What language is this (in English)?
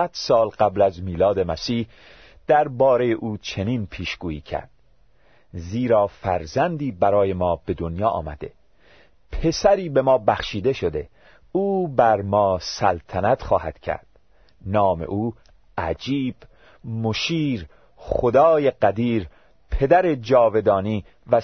Persian